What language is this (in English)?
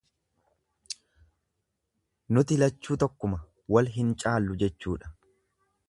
Oromo